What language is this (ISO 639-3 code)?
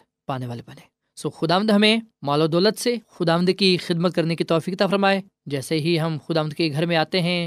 urd